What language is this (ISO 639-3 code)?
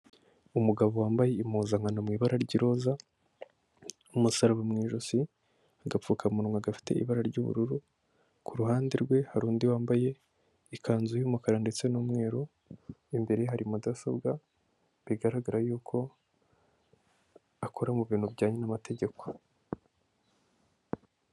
kin